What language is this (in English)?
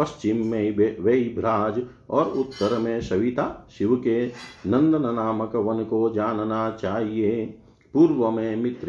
Hindi